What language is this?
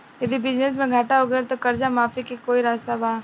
Bhojpuri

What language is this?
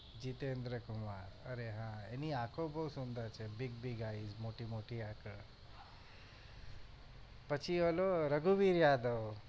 Gujarati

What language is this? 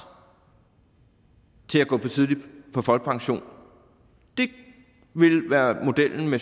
Danish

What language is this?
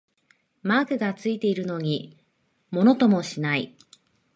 Japanese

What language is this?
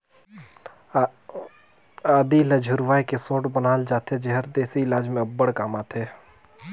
Chhattisgarhi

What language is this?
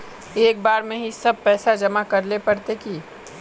Magahi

